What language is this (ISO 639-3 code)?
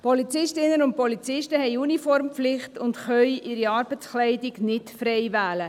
gsw